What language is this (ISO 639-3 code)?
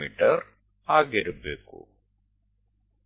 kan